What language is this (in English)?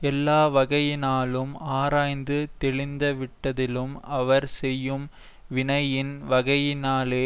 Tamil